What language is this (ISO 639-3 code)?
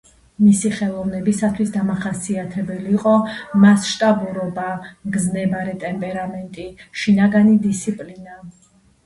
kat